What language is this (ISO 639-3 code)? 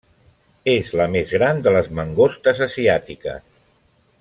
cat